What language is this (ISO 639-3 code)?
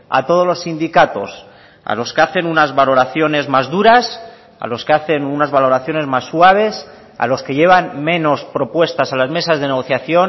spa